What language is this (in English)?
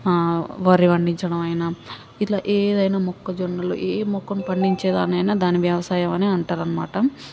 Telugu